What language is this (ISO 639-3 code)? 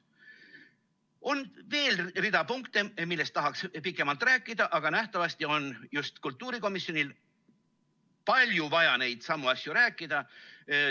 est